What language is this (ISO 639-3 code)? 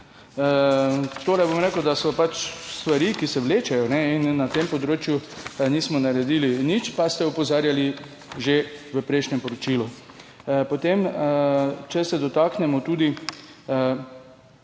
slv